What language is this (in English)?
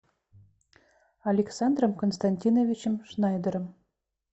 Russian